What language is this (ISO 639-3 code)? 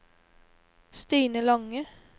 nor